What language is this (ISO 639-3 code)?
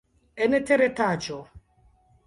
epo